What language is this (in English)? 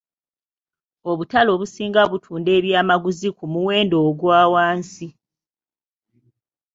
Ganda